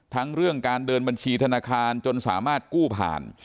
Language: Thai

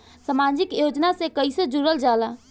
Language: Bhojpuri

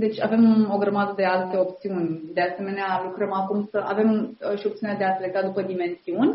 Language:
Romanian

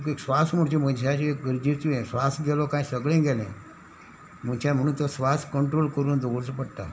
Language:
Konkani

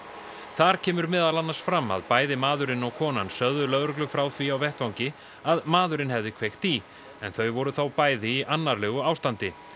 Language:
Icelandic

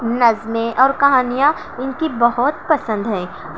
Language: Urdu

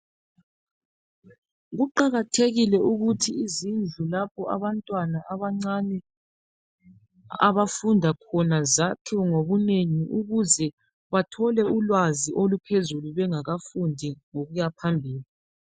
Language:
North Ndebele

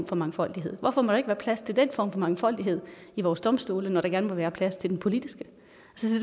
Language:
Danish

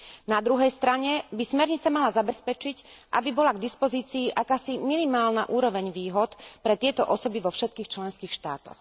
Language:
Slovak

